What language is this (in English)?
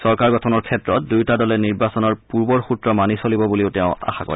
Assamese